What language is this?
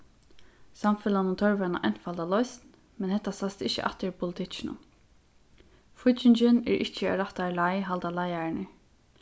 Faroese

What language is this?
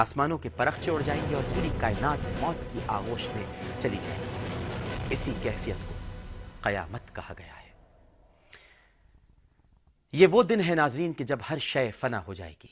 Urdu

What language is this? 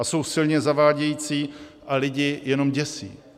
Czech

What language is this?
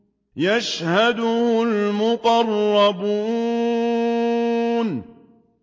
Arabic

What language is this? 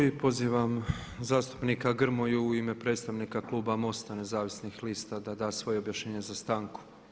Croatian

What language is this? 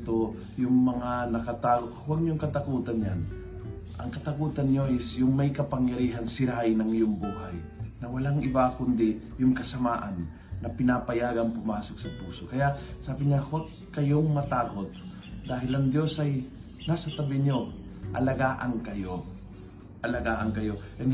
Filipino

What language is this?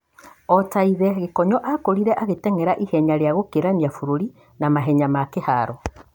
Kikuyu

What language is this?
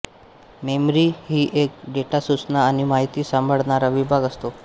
Marathi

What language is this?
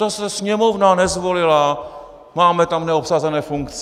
Czech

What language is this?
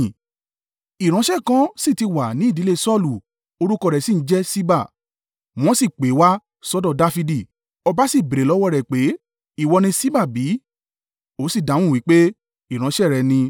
Yoruba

